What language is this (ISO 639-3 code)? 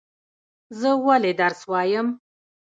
pus